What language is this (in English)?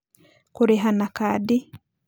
Kikuyu